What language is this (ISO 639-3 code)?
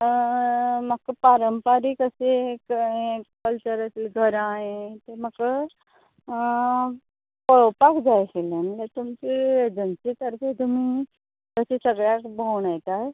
kok